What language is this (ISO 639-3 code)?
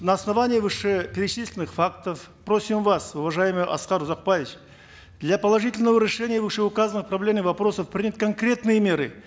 kaz